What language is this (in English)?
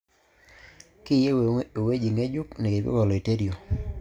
Masai